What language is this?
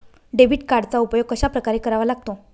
Marathi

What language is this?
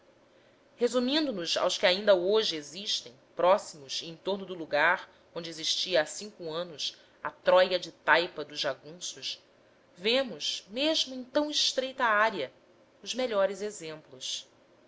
Portuguese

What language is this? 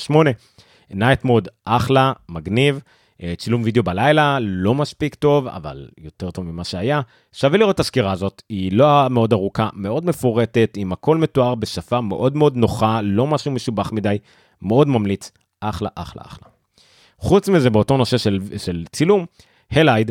Hebrew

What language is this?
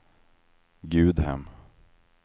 Swedish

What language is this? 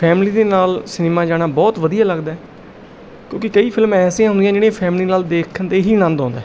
Punjabi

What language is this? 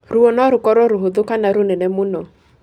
Kikuyu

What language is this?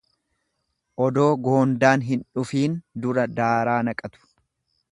Oromo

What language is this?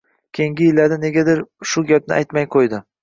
Uzbek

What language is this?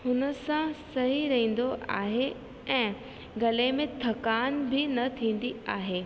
Sindhi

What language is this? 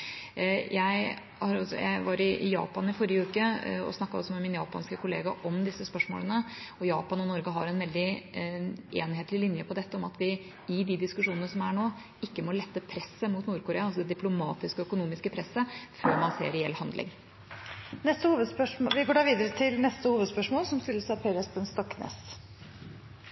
Norwegian Bokmål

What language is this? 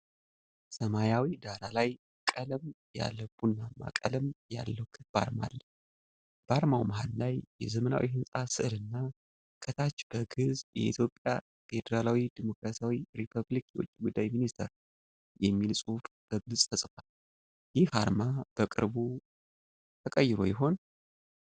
Amharic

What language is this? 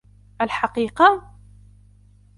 Arabic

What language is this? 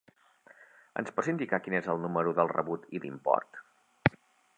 Catalan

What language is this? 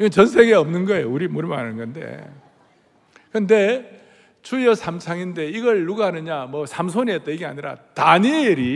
Korean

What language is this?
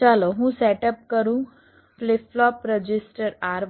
Gujarati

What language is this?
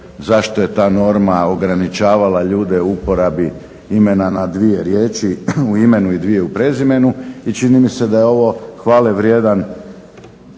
Croatian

